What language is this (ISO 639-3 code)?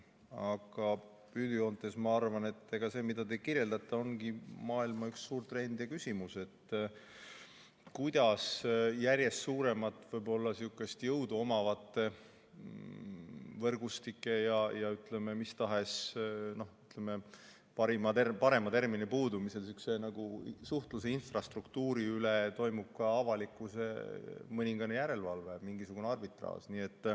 est